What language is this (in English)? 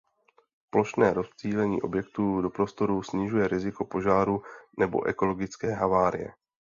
Czech